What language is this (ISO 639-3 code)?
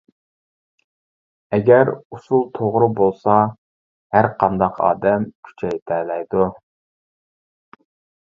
uig